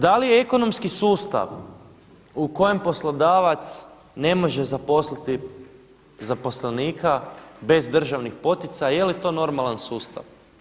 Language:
Croatian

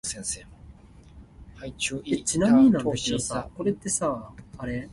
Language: Min Nan Chinese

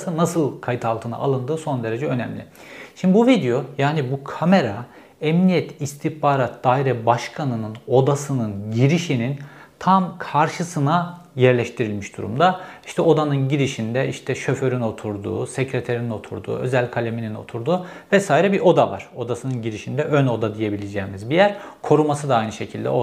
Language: Turkish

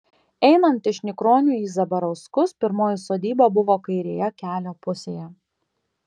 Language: Lithuanian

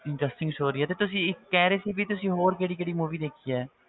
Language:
Punjabi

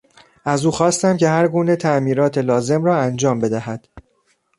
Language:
Persian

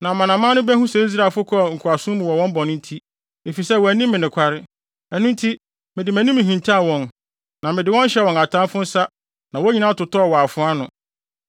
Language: Akan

